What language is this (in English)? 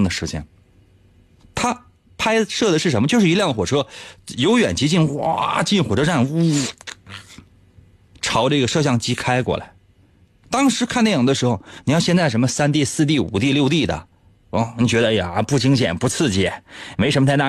Chinese